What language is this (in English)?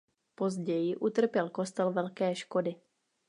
Czech